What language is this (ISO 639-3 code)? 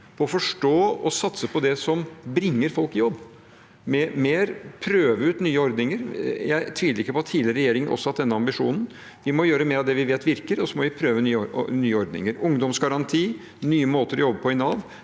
nor